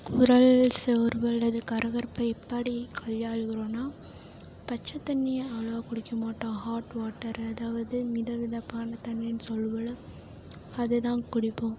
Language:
Tamil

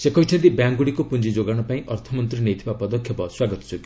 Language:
Odia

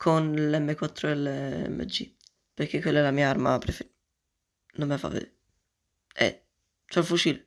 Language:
Italian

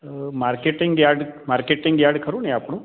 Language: Gujarati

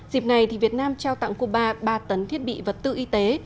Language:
Vietnamese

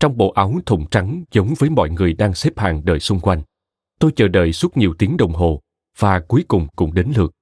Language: Vietnamese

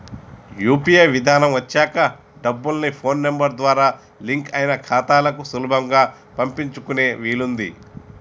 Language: Telugu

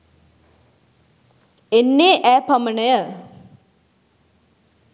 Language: Sinhala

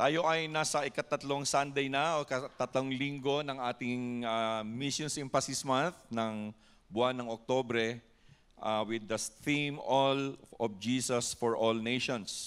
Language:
Filipino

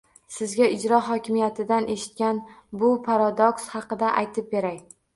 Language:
Uzbek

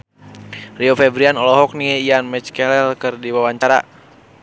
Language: Sundanese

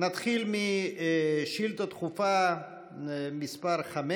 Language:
Hebrew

